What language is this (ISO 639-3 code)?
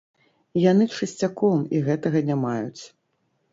bel